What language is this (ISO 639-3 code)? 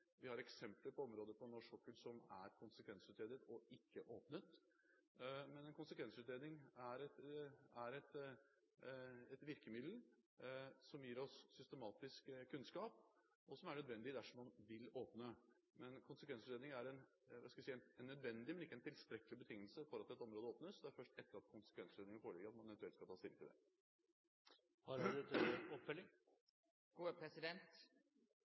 nor